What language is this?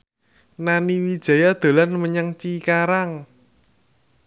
Javanese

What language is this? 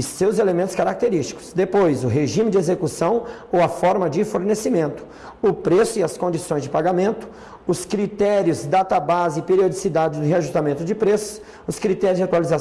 Portuguese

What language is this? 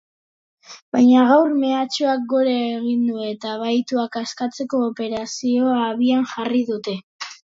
Basque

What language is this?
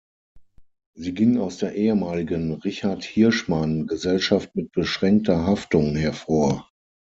German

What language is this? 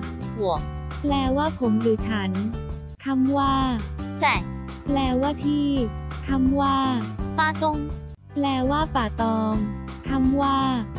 Thai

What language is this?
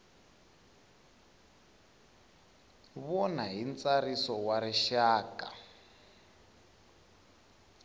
Tsonga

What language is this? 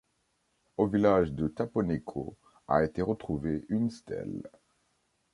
French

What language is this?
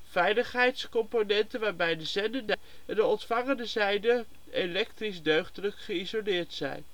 Dutch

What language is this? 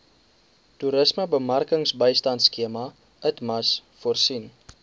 Afrikaans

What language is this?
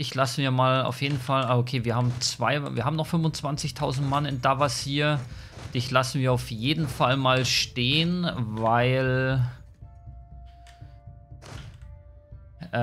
German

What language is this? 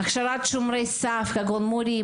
Hebrew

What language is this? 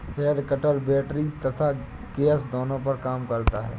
Hindi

